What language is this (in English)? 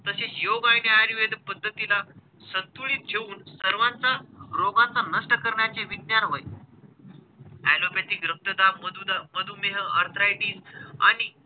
Marathi